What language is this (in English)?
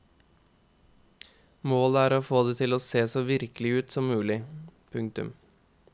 Norwegian